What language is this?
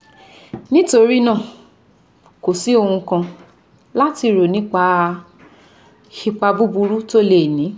Yoruba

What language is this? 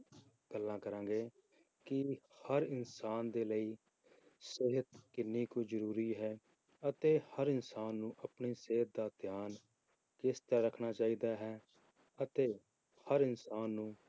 Punjabi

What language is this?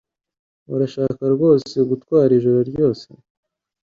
Kinyarwanda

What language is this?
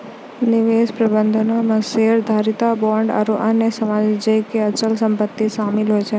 Maithili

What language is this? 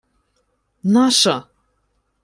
Ukrainian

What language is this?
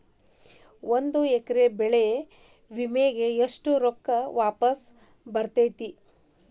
Kannada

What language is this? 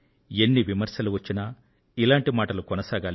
Telugu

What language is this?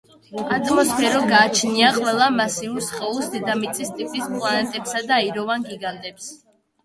Georgian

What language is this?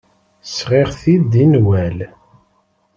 Kabyle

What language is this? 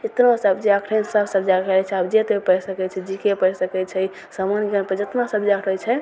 Maithili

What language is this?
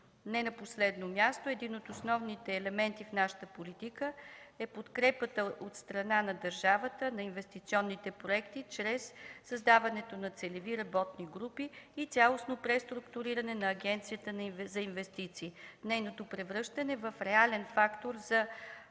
Bulgarian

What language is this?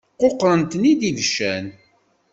Kabyle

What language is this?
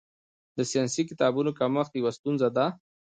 Pashto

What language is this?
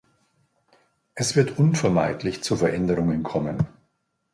German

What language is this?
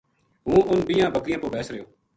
Gujari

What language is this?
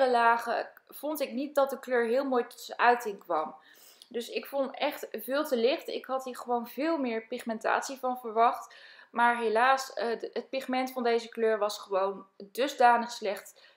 Dutch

